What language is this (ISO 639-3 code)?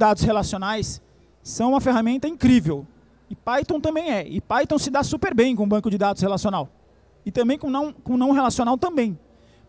por